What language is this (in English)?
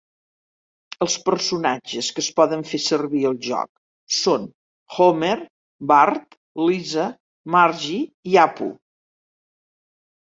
Catalan